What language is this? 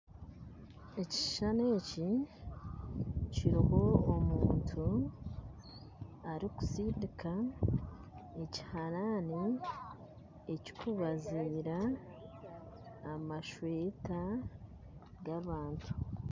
Nyankole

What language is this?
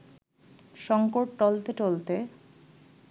Bangla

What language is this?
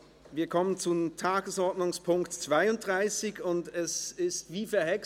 Swiss German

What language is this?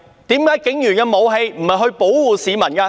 Cantonese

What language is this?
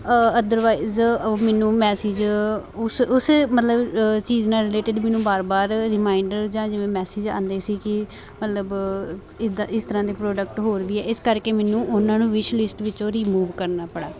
Punjabi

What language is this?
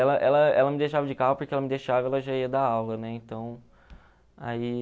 Portuguese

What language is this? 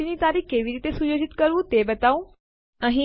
Gujarati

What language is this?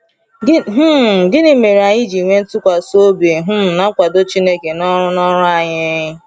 Igbo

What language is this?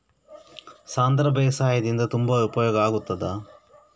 Kannada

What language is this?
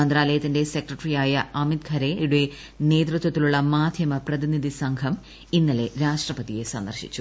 Malayalam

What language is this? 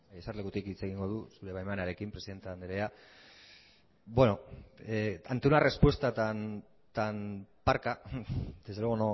Basque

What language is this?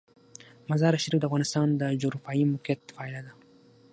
Pashto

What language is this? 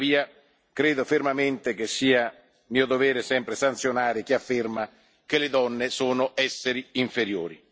Italian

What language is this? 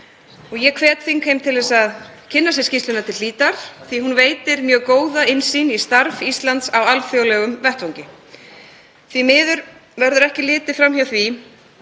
Icelandic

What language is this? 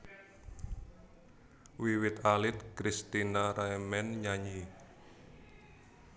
Javanese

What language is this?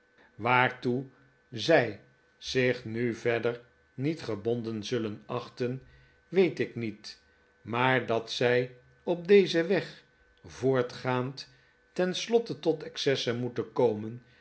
Dutch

